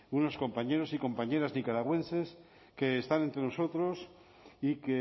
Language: Spanish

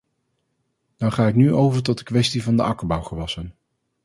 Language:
Dutch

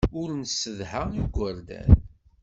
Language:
Kabyle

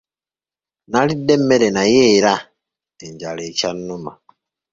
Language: Ganda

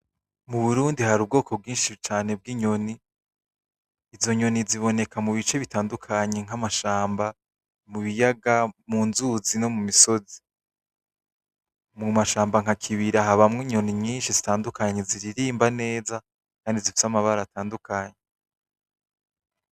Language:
Rundi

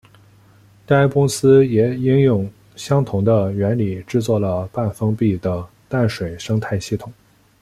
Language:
Chinese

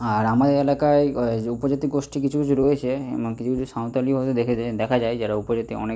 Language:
Bangla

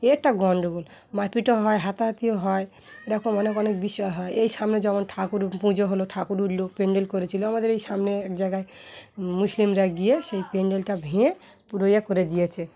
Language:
Bangla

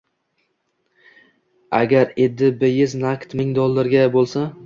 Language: Uzbek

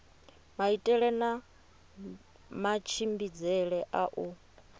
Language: Venda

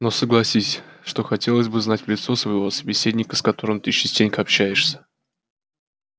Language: Russian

